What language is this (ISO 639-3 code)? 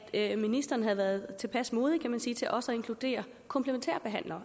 dan